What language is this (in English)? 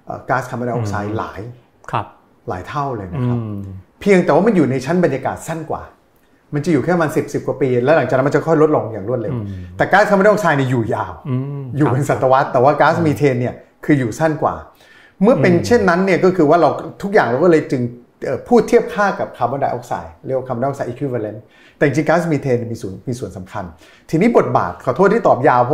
Thai